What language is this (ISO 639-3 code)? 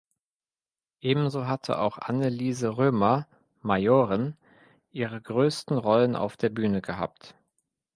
deu